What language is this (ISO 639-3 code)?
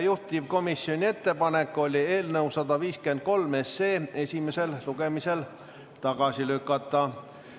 est